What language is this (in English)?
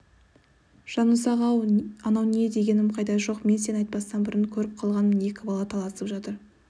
Kazakh